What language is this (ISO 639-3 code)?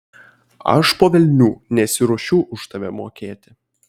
lit